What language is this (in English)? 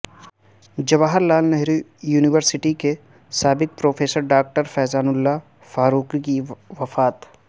Urdu